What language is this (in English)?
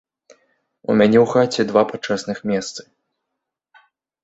Belarusian